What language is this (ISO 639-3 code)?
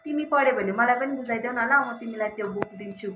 nep